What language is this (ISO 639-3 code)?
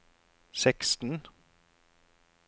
nor